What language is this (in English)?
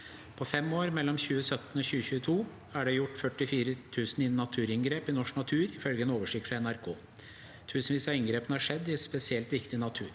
Norwegian